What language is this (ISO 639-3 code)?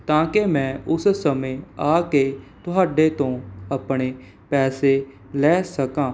pan